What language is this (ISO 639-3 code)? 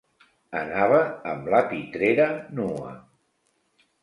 cat